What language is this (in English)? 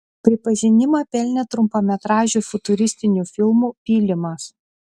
Lithuanian